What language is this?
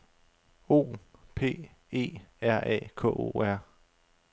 Danish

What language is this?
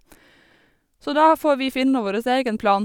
Norwegian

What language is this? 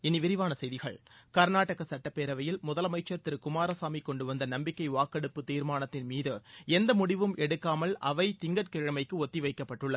Tamil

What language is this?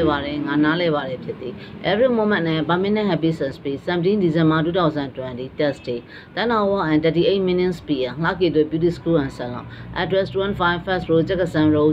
Dutch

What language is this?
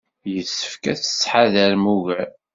Kabyle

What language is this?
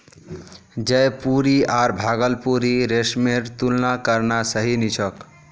Magahi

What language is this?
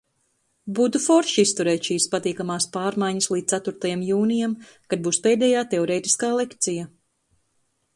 Latvian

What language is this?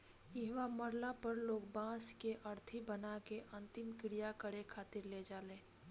Bhojpuri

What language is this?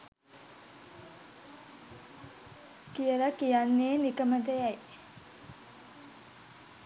Sinhala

